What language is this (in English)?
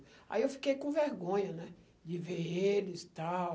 Portuguese